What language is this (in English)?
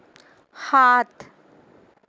Assamese